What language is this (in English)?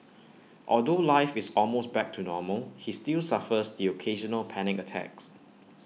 English